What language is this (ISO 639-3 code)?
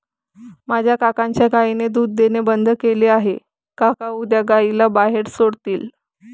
mar